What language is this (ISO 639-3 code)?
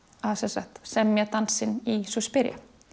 isl